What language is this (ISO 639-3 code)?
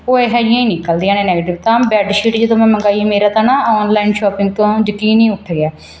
pan